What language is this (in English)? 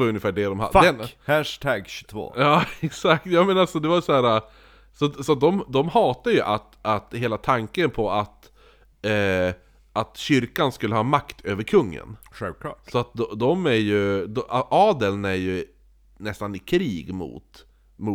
Swedish